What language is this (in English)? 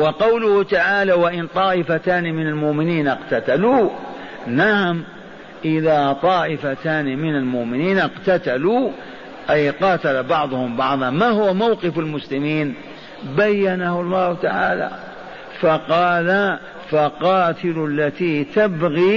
Arabic